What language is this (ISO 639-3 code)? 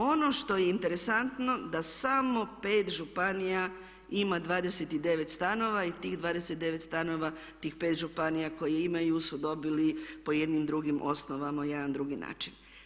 hrv